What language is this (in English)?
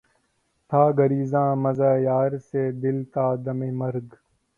Urdu